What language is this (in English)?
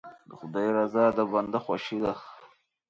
Pashto